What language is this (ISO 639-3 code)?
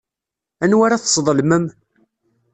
kab